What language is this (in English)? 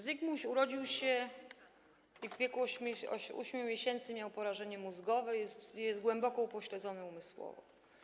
Polish